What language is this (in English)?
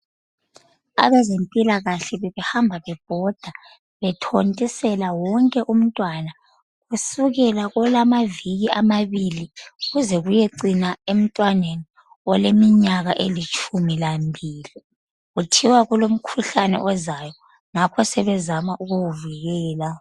North Ndebele